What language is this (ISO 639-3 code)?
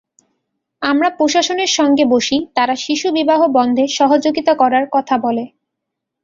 ben